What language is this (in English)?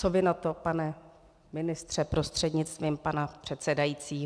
Czech